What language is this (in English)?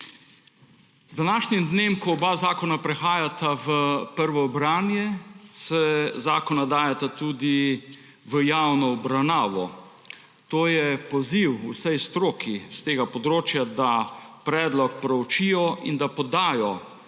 Slovenian